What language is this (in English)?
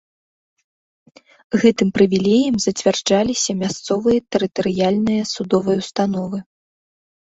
Belarusian